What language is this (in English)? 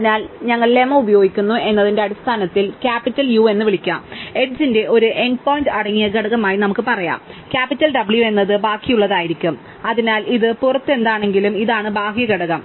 Malayalam